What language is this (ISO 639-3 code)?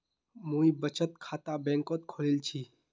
mag